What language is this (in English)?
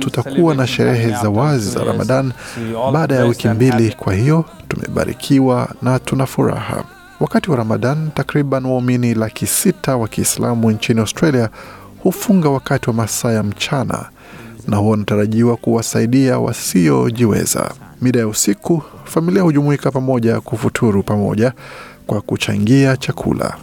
Swahili